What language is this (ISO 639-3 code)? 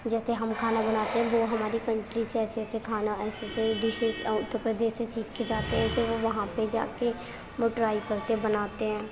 urd